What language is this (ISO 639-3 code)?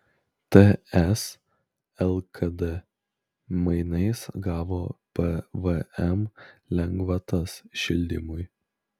lit